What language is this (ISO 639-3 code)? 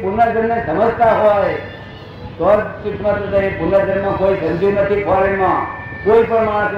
guj